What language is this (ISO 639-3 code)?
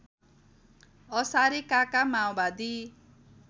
nep